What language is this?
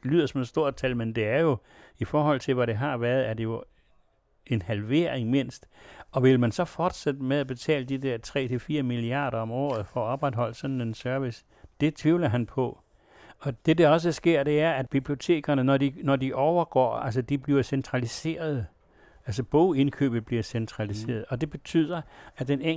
Danish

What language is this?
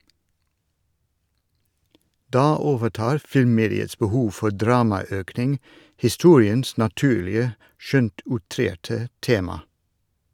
Norwegian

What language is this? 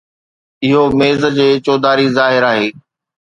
Sindhi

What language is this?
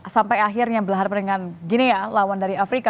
Indonesian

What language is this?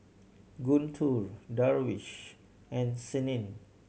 English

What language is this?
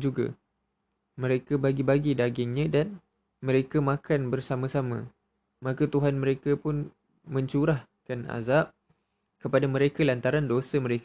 Malay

